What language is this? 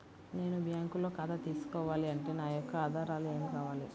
Telugu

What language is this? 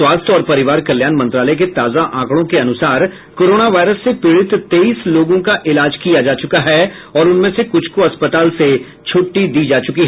Hindi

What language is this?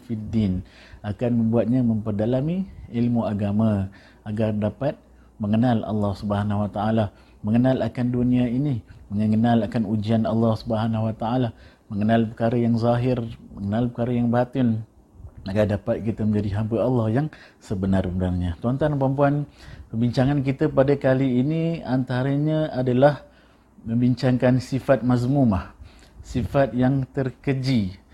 Malay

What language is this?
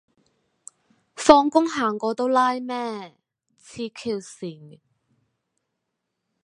Cantonese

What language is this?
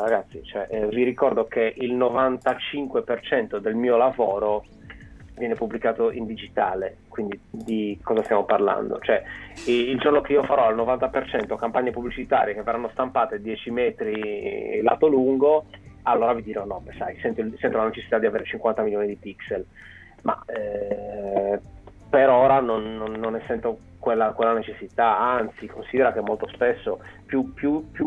Italian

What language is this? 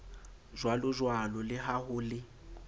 Southern Sotho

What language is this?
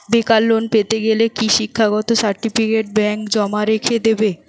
Bangla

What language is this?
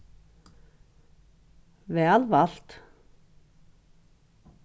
Faroese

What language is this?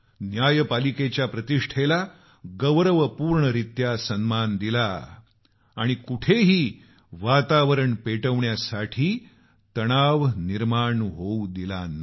Marathi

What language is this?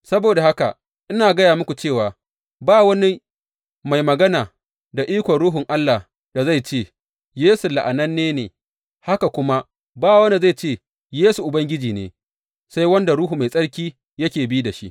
Hausa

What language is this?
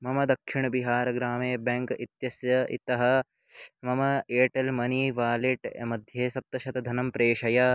Sanskrit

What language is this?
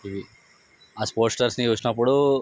Telugu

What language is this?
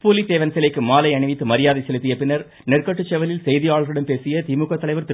Tamil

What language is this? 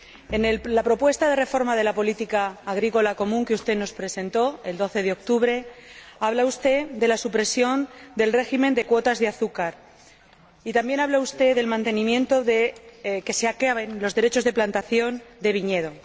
Spanish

